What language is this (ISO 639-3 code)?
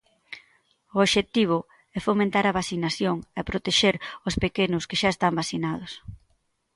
glg